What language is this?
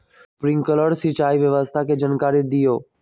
Magahi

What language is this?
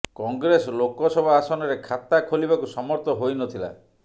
Odia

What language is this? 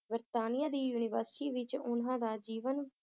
Punjabi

